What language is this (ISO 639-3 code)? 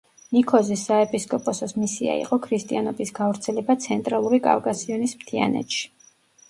kat